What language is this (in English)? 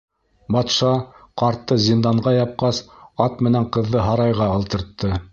Bashkir